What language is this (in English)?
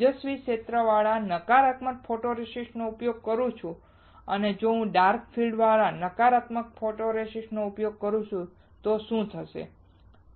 Gujarati